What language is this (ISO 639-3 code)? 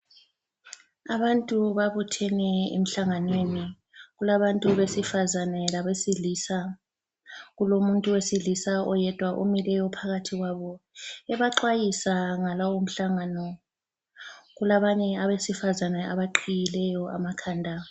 nde